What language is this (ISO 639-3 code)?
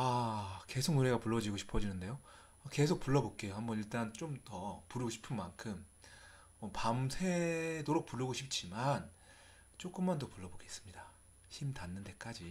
kor